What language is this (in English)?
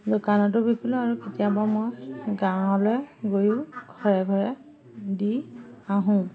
Assamese